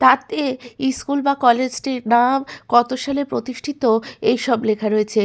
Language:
Bangla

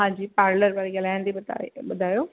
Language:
Sindhi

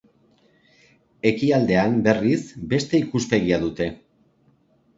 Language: Basque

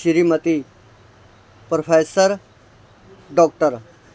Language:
Punjabi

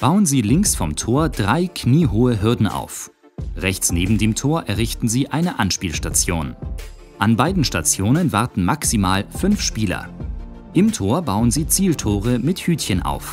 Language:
German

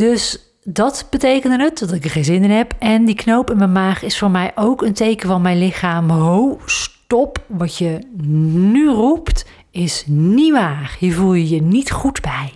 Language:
Dutch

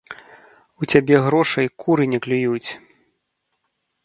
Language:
Belarusian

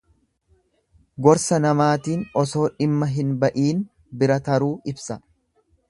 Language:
Oromo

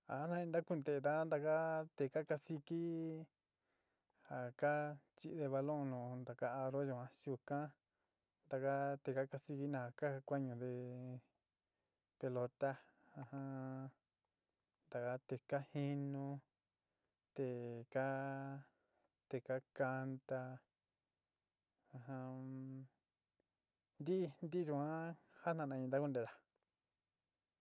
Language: Sinicahua Mixtec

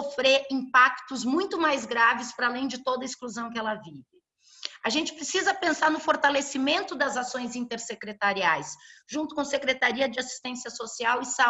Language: Portuguese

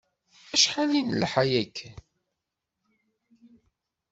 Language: Kabyle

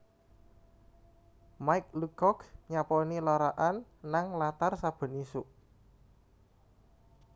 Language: Javanese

